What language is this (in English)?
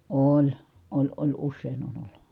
Finnish